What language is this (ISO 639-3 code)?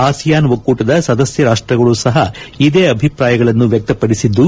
kan